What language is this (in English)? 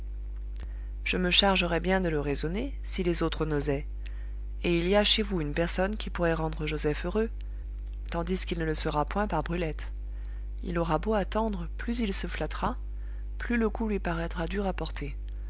French